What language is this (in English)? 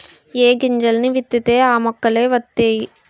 Telugu